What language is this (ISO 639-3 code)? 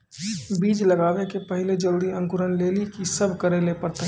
mai